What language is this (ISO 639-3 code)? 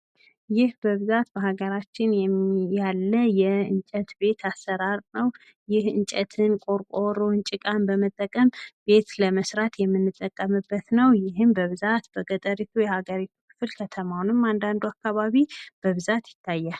amh